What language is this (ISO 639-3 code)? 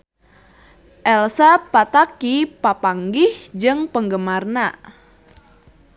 sun